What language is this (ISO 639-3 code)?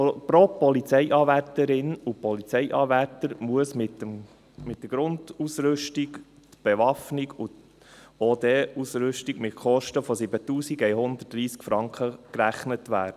gsw